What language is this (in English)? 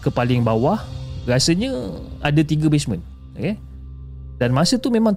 Malay